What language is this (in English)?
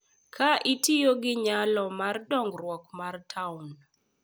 Luo (Kenya and Tanzania)